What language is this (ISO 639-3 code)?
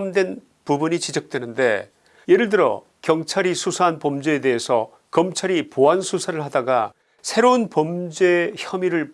kor